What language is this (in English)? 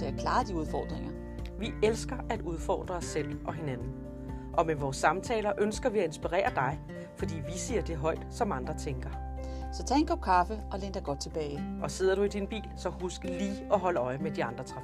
Danish